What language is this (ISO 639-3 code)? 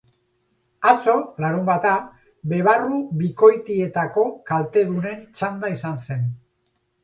eus